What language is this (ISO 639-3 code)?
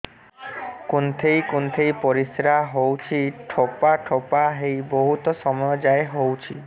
ori